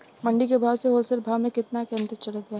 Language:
Bhojpuri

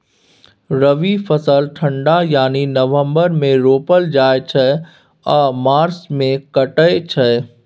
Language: Maithili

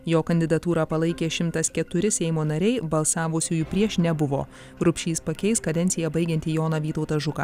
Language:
Lithuanian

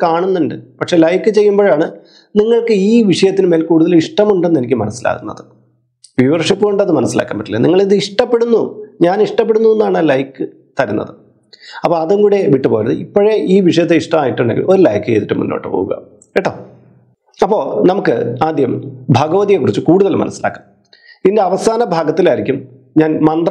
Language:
Malayalam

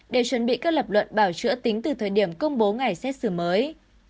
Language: Vietnamese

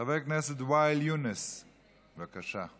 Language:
Hebrew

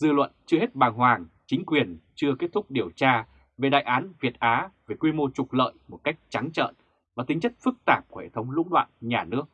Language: Vietnamese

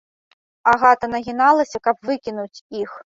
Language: Belarusian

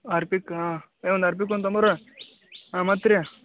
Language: Kannada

